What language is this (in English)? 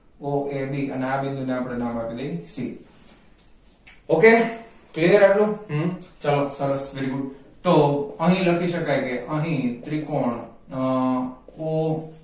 Gujarati